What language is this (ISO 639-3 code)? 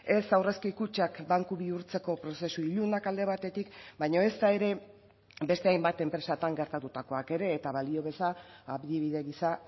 eus